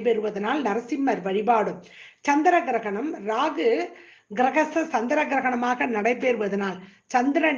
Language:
Indonesian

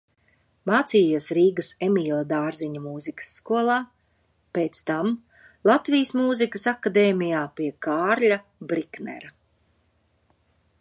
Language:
Latvian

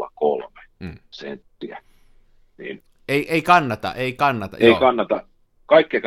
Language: Finnish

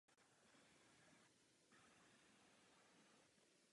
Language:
Czech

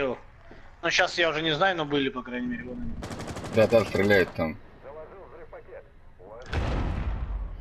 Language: Russian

